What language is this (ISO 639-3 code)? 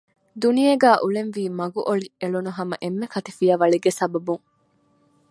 div